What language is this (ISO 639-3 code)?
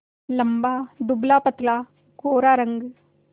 hin